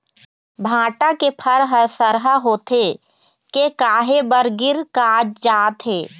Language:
Chhattisgarhi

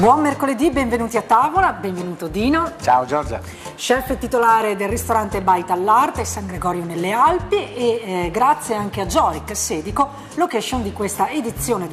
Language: Italian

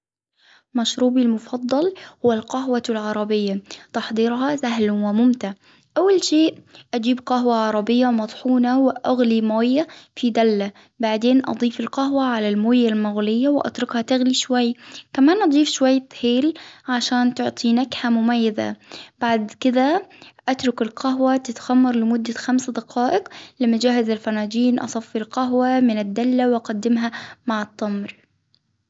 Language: Hijazi Arabic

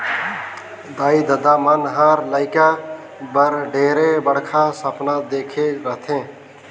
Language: Chhattisgarhi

